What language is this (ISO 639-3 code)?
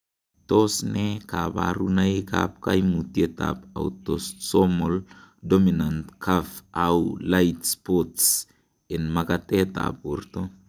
kln